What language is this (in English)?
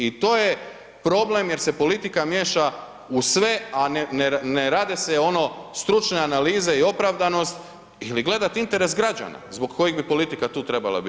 Croatian